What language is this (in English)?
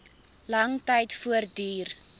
Afrikaans